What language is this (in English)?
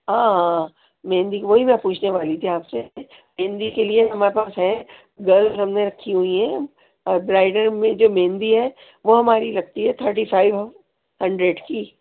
Urdu